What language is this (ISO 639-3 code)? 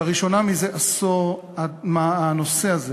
heb